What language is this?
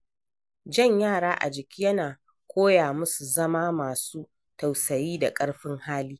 Hausa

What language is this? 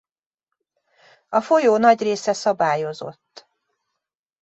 Hungarian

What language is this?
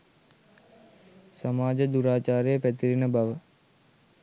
Sinhala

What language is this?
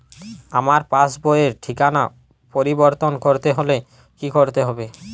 Bangla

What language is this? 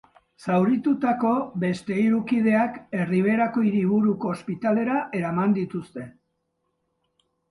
Basque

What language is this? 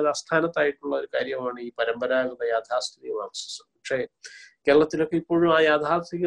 Malayalam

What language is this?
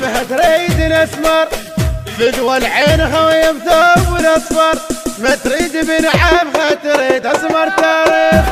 Arabic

